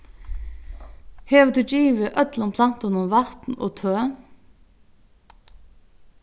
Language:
Faroese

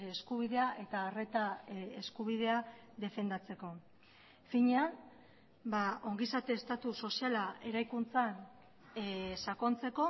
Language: Basque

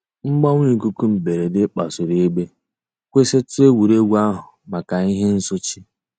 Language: Igbo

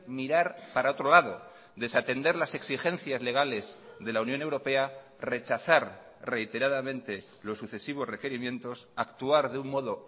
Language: Spanish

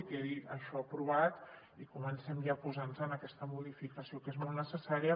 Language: Catalan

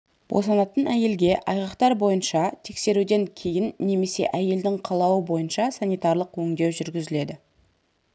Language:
Kazakh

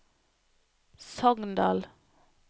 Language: Norwegian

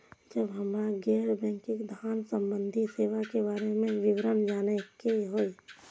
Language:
Maithili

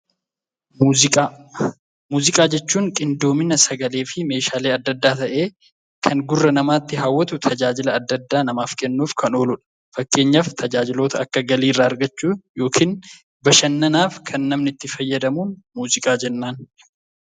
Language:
Oromo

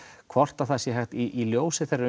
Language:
Icelandic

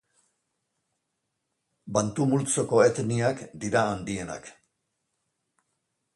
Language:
Basque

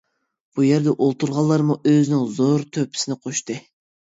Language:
Uyghur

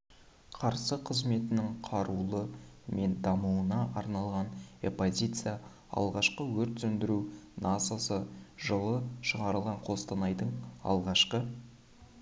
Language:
Kazakh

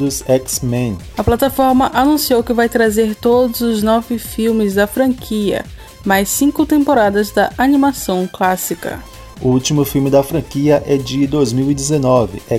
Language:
Portuguese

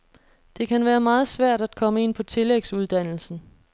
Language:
Danish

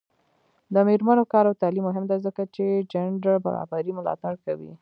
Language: Pashto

